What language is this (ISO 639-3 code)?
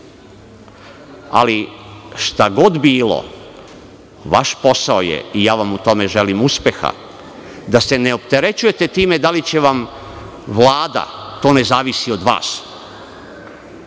srp